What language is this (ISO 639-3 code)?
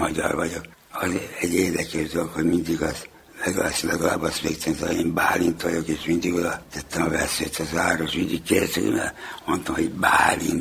hun